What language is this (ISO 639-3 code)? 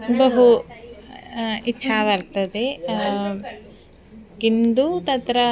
san